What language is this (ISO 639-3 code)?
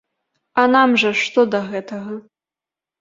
bel